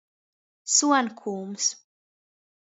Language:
Latgalian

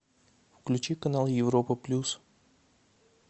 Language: Russian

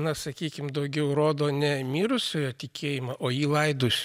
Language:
Lithuanian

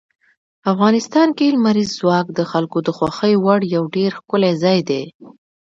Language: Pashto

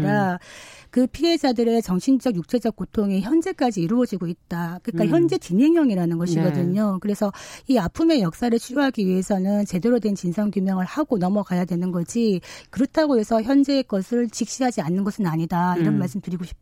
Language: Korean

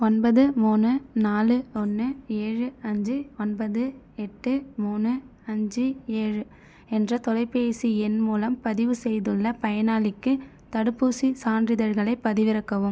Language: Tamil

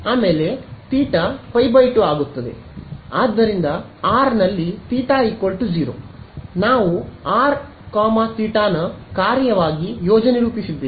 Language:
Kannada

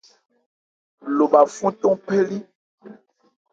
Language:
Ebrié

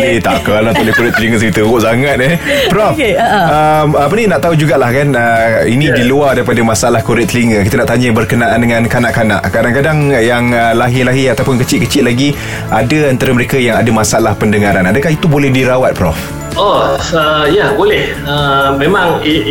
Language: Malay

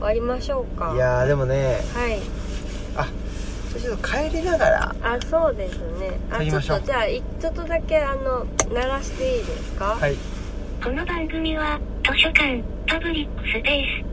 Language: Japanese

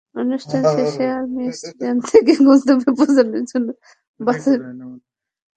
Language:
Bangla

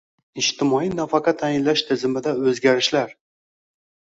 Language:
Uzbek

